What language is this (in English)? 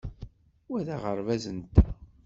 Kabyle